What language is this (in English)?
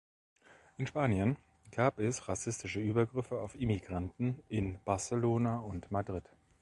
German